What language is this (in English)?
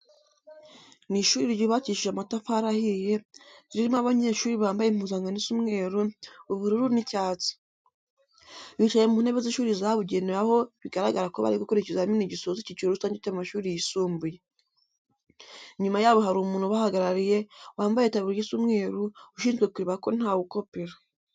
Kinyarwanda